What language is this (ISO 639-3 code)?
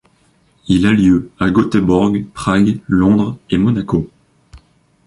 fra